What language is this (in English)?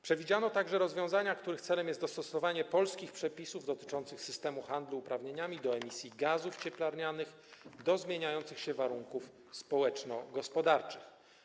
Polish